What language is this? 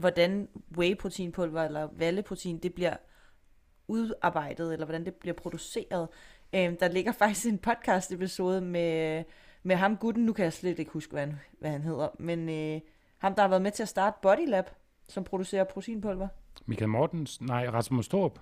Danish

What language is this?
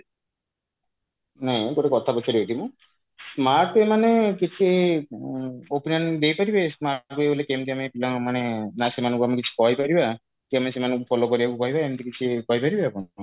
Odia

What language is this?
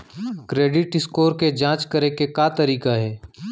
Chhattisgarhi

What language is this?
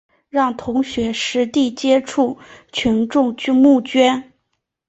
Chinese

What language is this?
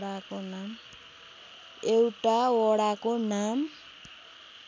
Nepali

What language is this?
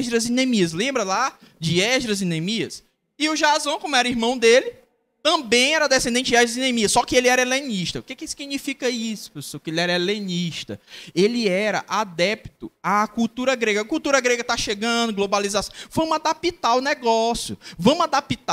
Portuguese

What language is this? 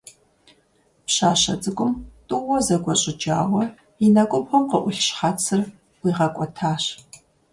Kabardian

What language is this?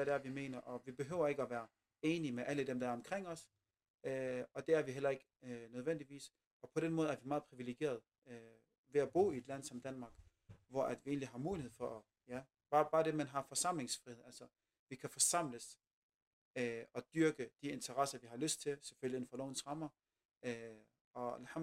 Danish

